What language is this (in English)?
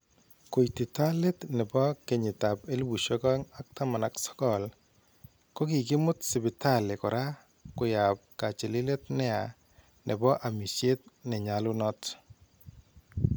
Kalenjin